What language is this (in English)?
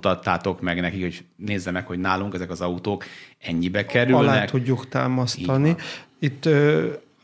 Hungarian